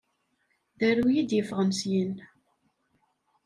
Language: Kabyle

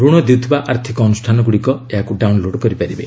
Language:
Odia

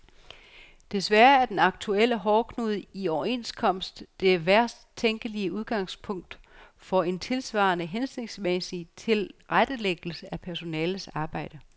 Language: Danish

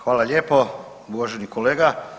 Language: Croatian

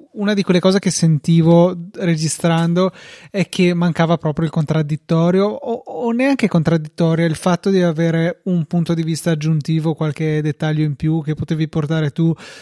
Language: Italian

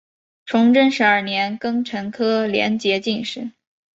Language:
Chinese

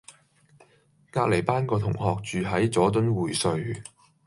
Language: Cantonese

